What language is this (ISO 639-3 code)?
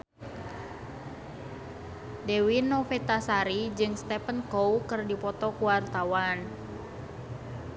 sun